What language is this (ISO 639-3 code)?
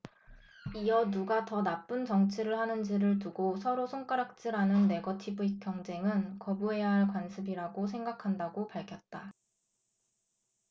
kor